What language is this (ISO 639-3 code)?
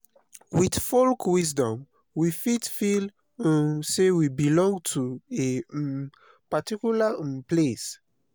pcm